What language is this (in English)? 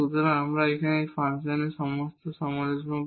Bangla